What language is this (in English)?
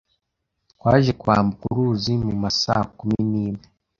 Kinyarwanda